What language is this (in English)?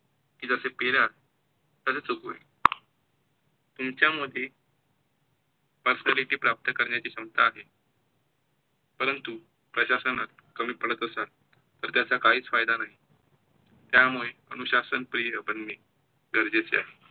Marathi